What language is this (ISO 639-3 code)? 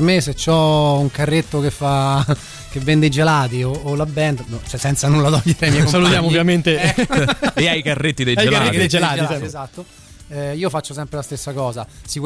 ita